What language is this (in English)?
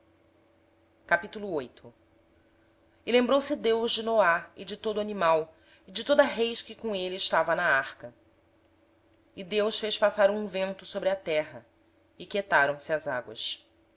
Portuguese